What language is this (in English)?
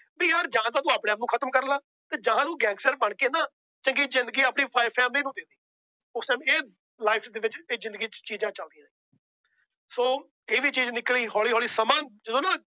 Punjabi